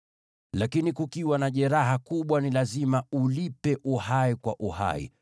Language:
Swahili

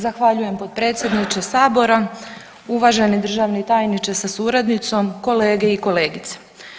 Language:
Croatian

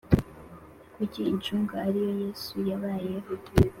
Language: Kinyarwanda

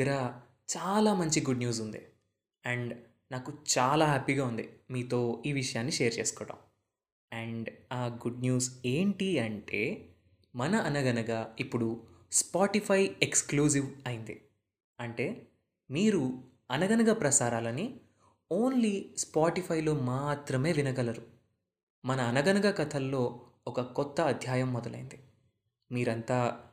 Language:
Telugu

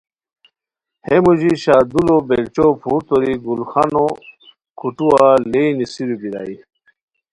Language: Khowar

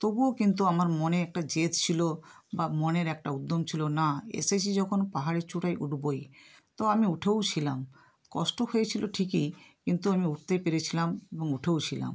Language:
Bangla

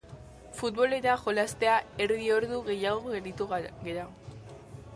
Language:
Basque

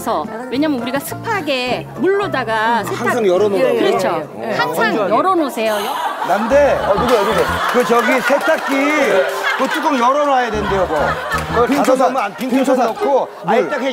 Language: Korean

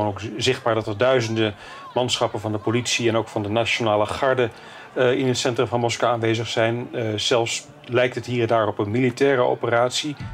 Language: Dutch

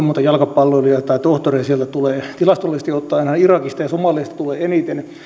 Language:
Finnish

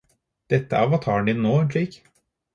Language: Norwegian Bokmål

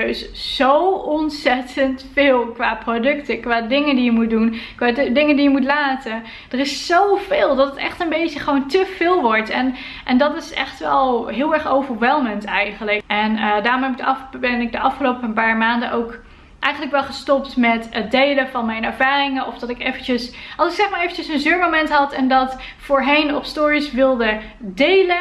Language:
Dutch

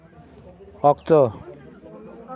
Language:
Santali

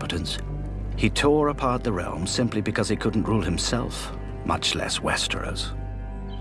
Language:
English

